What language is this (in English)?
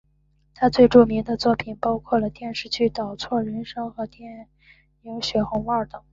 Chinese